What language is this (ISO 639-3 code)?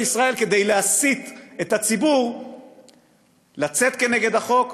heb